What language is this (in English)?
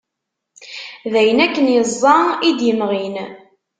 Kabyle